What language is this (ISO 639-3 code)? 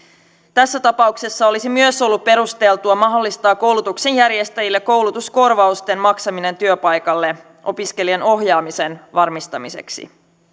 fin